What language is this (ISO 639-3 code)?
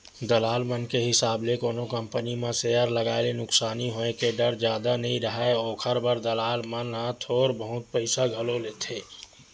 hne